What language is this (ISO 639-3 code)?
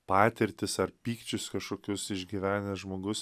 lit